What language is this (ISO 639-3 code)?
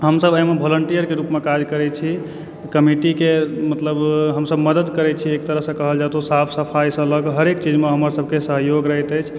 mai